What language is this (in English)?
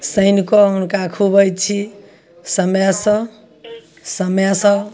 Maithili